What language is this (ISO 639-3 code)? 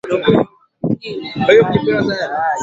swa